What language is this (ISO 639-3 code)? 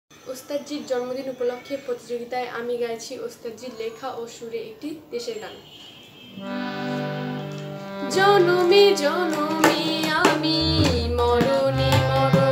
hin